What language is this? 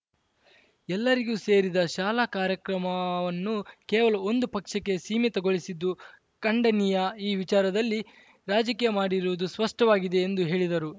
Kannada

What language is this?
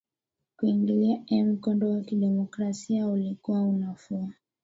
Swahili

